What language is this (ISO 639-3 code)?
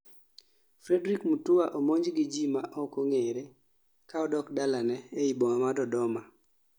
luo